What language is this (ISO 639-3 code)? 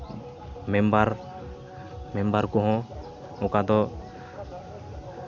sat